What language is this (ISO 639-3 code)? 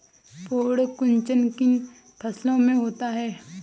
hin